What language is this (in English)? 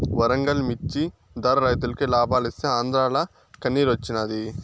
Telugu